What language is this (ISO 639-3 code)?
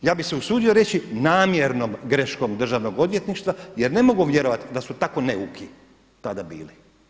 hrv